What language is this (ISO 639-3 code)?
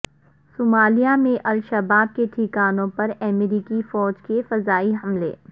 urd